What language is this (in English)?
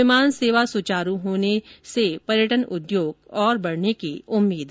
Hindi